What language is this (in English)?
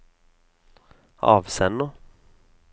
Norwegian